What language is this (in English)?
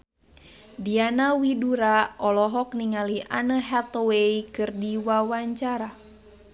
Sundanese